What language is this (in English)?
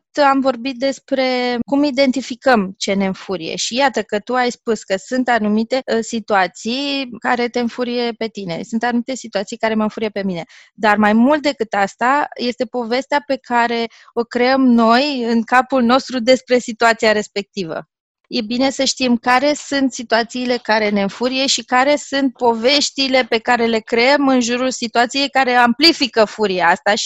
Romanian